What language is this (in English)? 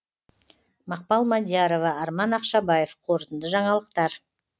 Kazakh